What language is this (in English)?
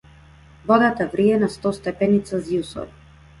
Macedonian